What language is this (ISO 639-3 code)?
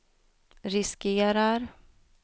swe